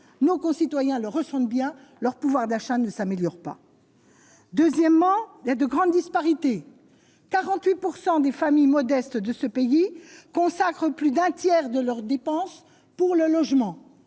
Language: French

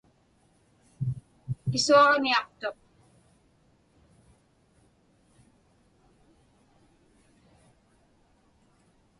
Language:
Inupiaq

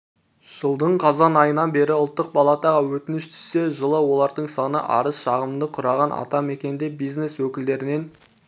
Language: Kazakh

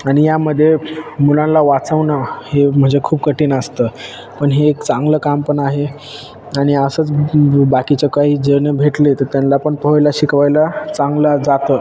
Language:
Marathi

